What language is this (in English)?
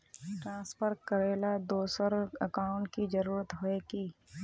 Magahi